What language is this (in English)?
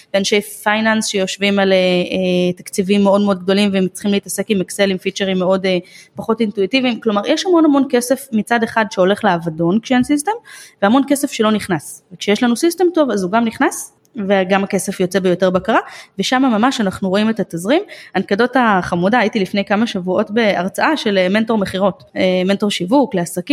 Hebrew